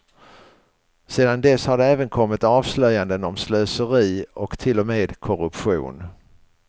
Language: Swedish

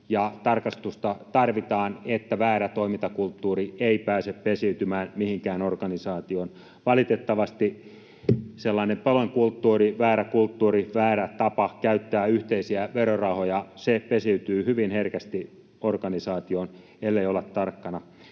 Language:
Finnish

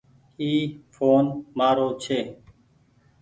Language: Goaria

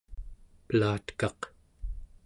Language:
Central Yupik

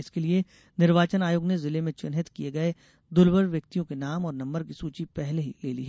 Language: Hindi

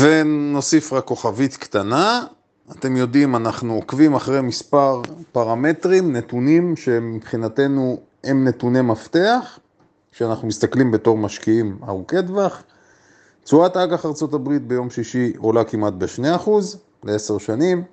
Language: Hebrew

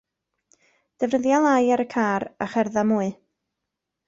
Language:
Welsh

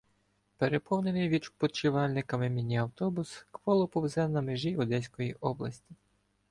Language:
Ukrainian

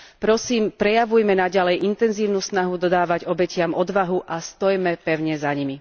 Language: Slovak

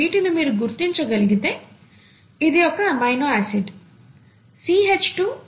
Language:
Telugu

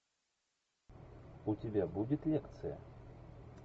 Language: Russian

